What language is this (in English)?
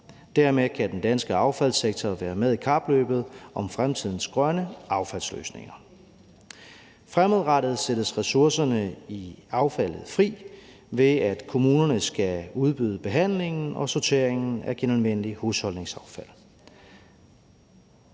Danish